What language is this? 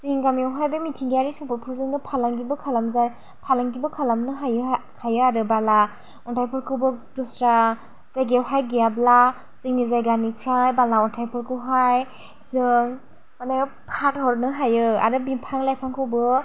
Bodo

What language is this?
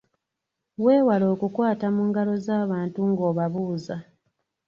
Ganda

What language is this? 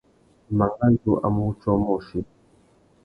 Tuki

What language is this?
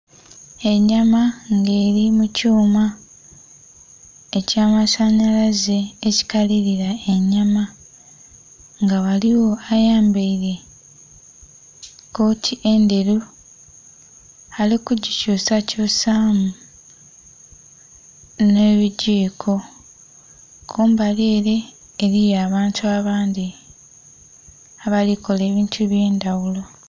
Soga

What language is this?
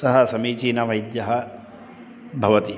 Sanskrit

